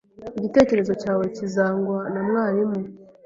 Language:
Kinyarwanda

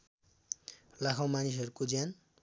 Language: Nepali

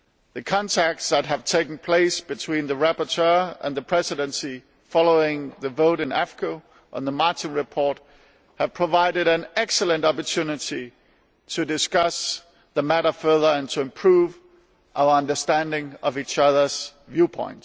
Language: English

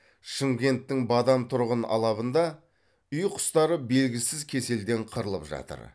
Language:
Kazakh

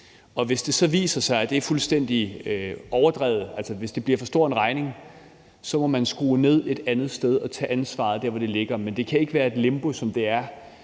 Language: Danish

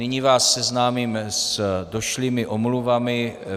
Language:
Czech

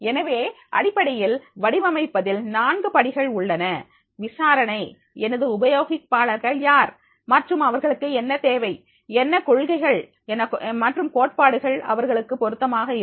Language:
Tamil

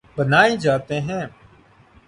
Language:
Urdu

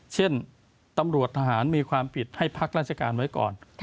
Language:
Thai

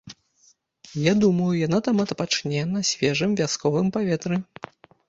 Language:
Belarusian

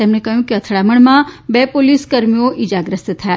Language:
Gujarati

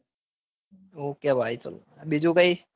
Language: Gujarati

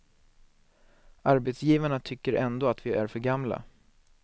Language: Swedish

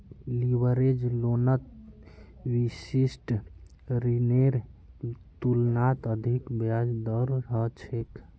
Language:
Magahi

